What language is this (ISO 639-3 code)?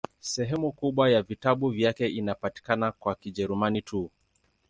swa